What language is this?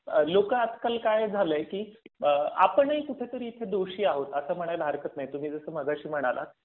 Marathi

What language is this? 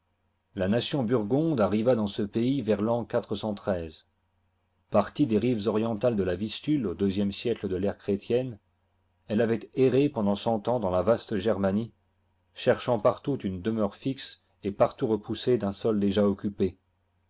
French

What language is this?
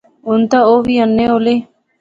Pahari-Potwari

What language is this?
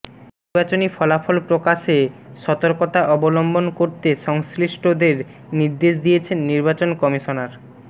Bangla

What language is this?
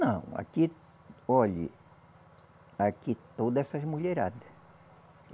Portuguese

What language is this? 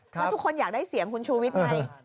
Thai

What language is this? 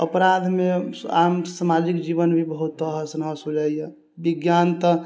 Maithili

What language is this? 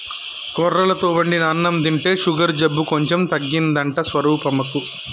Telugu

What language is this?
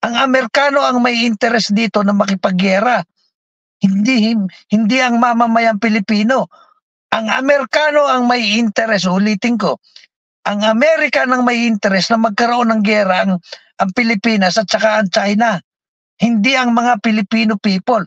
Filipino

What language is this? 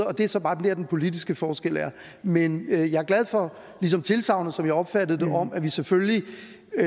Danish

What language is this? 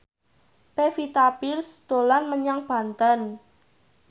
Javanese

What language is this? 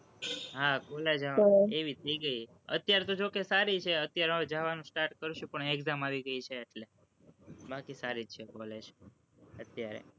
Gujarati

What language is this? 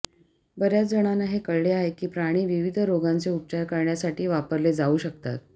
Marathi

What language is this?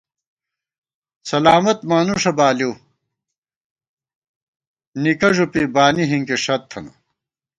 Gawar-Bati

